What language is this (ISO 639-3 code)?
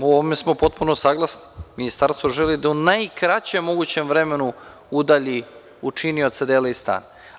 srp